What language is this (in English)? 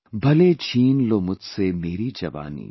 English